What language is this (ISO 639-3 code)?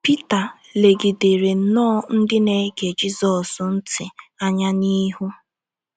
ibo